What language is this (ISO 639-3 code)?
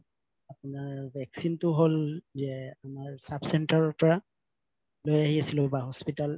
asm